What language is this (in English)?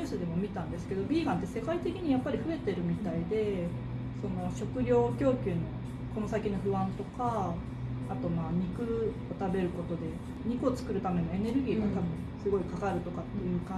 Japanese